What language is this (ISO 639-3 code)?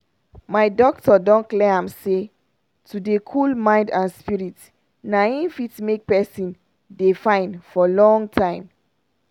pcm